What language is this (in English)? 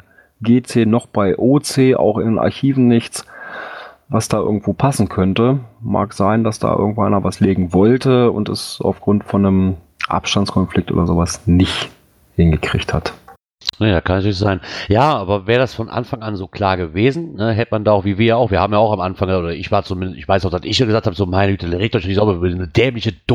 German